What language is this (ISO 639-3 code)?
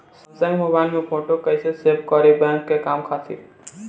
bho